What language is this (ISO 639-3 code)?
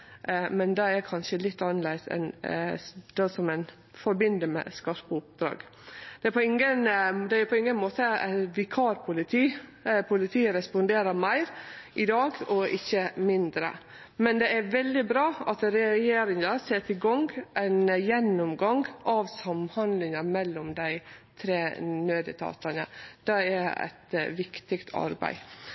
nno